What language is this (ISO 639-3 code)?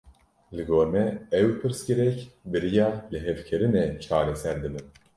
kur